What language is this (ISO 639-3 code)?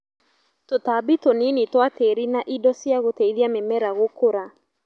kik